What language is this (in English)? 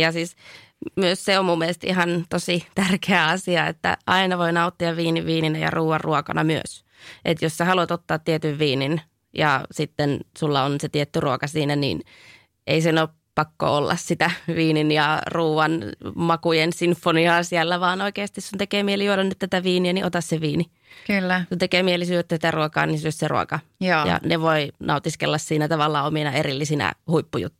Finnish